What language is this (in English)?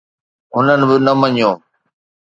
Sindhi